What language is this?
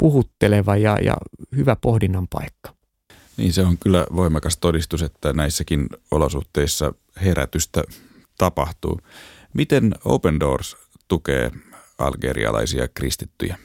Finnish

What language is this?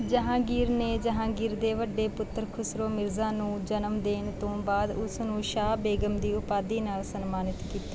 Punjabi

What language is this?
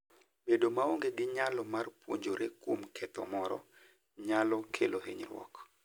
Luo (Kenya and Tanzania)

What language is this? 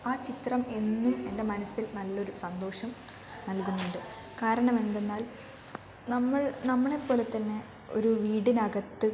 Malayalam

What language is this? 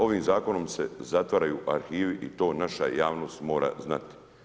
Croatian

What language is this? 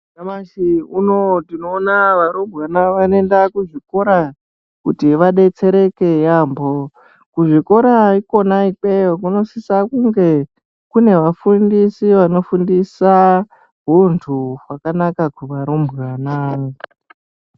Ndau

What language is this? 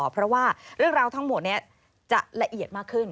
Thai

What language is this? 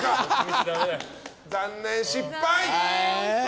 Japanese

